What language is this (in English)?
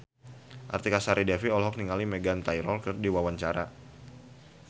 Sundanese